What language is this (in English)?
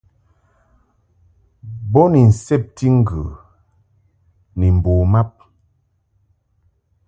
Mungaka